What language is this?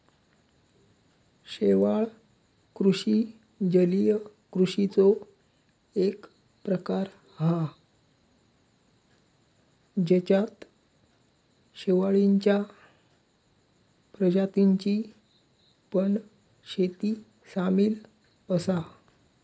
Marathi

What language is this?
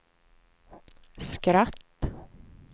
Swedish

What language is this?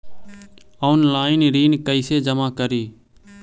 Magahi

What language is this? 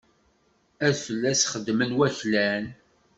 Kabyle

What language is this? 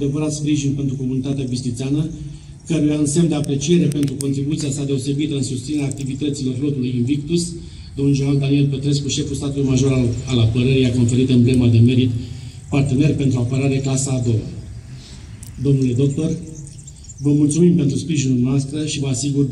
Romanian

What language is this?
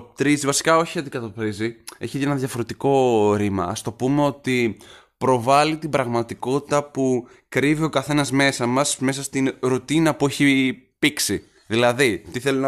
Greek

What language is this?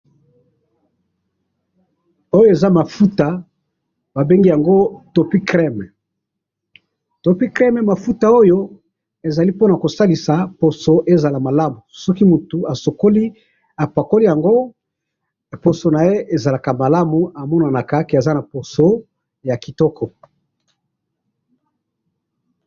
Lingala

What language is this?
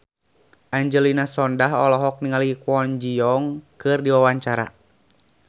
Sundanese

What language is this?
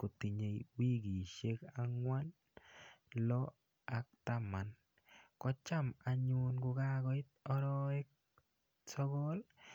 Kalenjin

